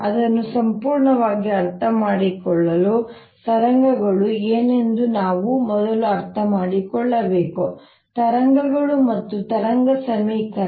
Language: Kannada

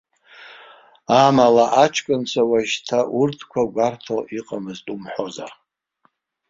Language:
Abkhazian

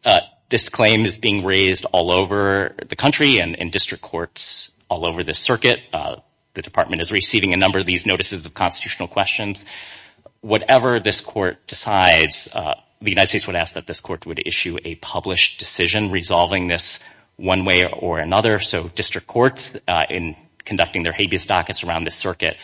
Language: English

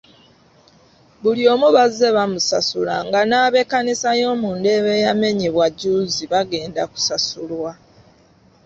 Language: Ganda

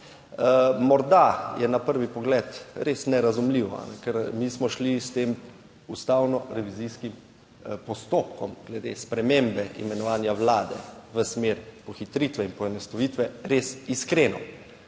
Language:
Slovenian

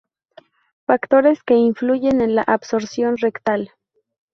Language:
Spanish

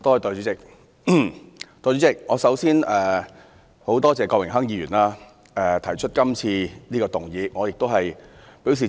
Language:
Cantonese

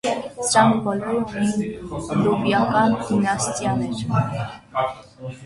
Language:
Armenian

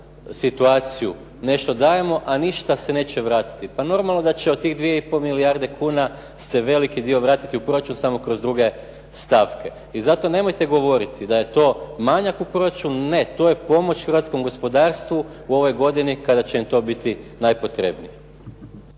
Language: Croatian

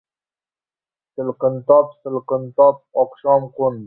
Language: Uzbek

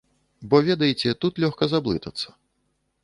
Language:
Belarusian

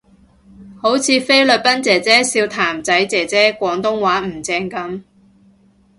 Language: Cantonese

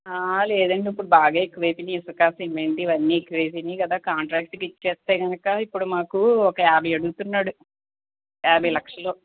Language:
Telugu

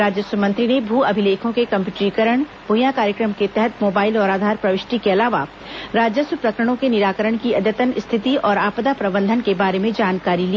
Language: Hindi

